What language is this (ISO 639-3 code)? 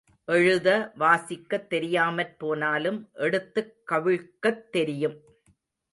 tam